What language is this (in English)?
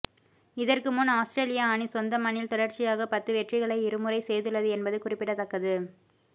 Tamil